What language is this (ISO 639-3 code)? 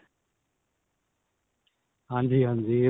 pan